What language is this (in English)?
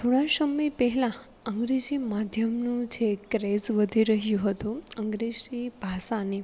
Gujarati